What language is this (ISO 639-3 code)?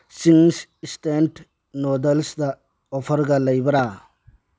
mni